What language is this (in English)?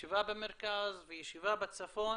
Hebrew